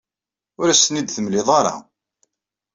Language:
Kabyle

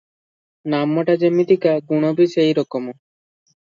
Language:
Odia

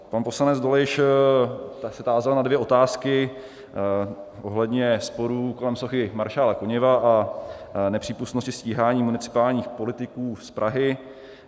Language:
Czech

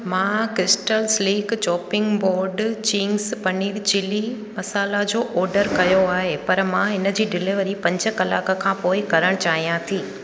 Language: Sindhi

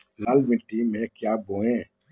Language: Magahi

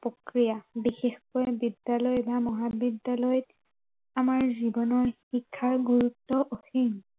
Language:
Assamese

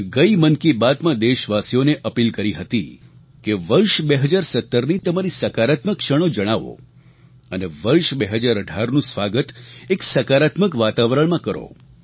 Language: Gujarati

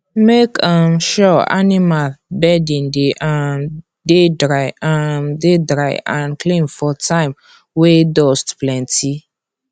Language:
Nigerian Pidgin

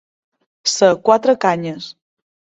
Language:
Catalan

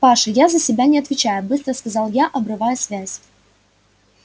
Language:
Russian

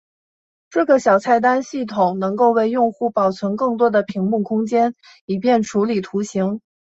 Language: Chinese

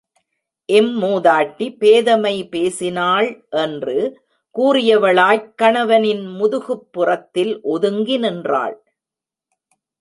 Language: Tamil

